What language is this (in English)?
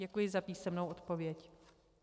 Czech